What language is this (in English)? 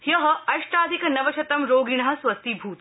Sanskrit